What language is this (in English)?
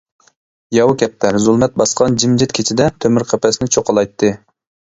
Uyghur